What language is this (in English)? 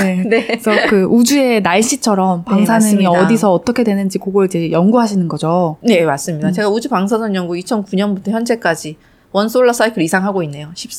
Korean